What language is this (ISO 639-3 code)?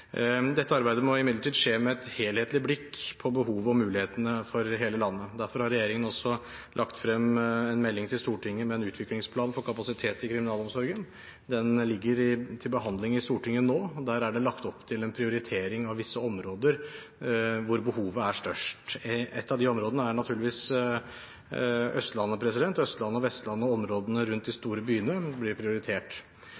nob